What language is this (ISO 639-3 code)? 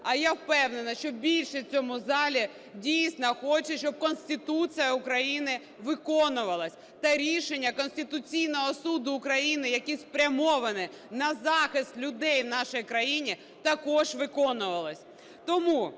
ukr